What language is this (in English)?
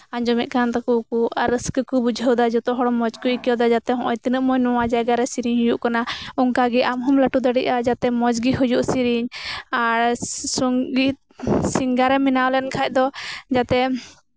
Santali